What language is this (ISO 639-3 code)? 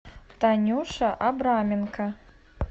rus